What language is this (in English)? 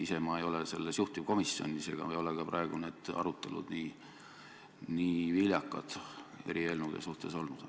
Estonian